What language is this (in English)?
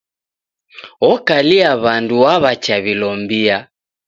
Taita